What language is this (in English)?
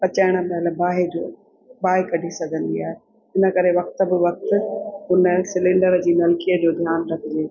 Sindhi